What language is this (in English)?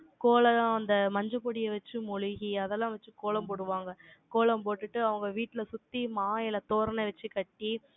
Tamil